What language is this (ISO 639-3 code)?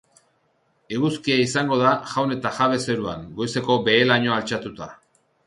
eus